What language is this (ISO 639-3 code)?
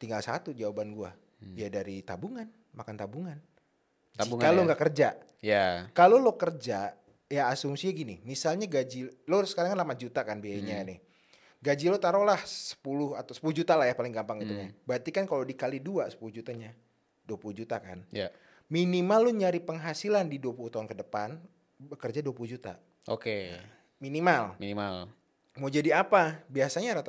ind